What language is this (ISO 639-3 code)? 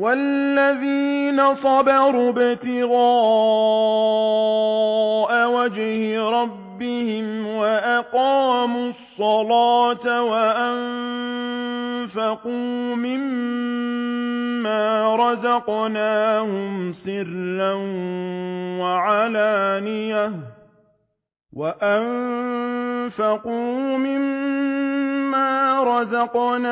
ara